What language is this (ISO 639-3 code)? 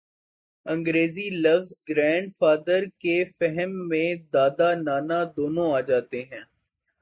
urd